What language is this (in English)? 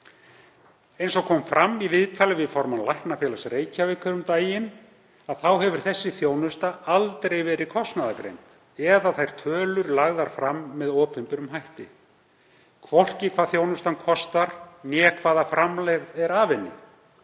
Icelandic